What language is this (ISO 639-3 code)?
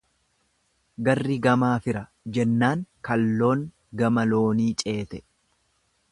orm